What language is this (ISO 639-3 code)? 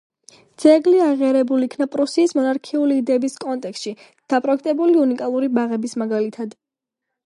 kat